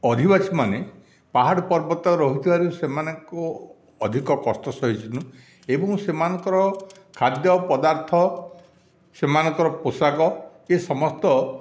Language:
Odia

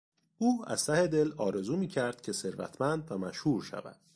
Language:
Persian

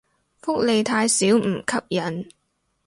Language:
Cantonese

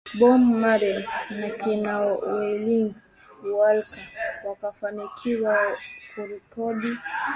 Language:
Swahili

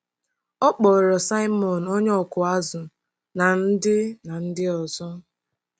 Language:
Igbo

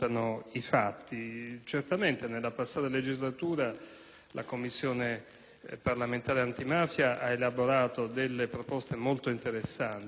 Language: Italian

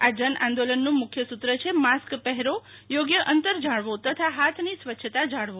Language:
Gujarati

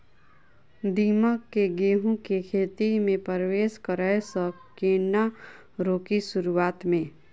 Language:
Maithili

